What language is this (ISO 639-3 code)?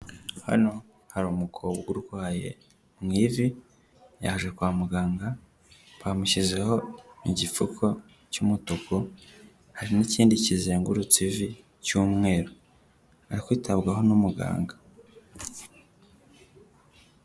kin